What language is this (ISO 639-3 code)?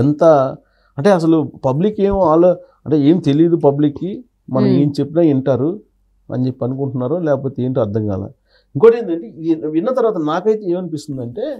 tel